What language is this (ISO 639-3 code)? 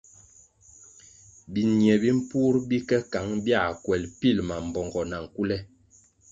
nmg